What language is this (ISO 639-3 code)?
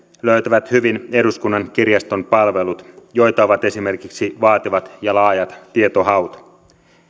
fin